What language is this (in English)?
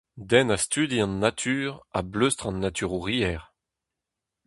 Breton